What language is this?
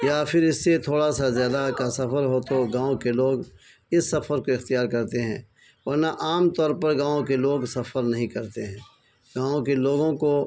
Urdu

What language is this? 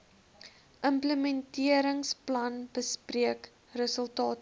Afrikaans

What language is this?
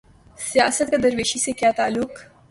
Urdu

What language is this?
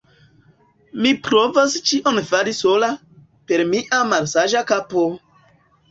Esperanto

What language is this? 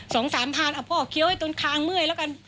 Thai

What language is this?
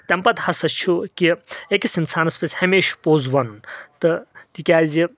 Kashmiri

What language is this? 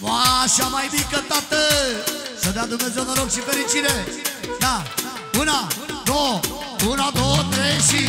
Romanian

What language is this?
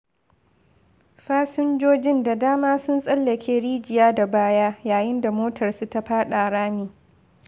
Hausa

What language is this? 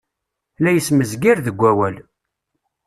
Kabyle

